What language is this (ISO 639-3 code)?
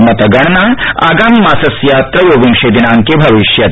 san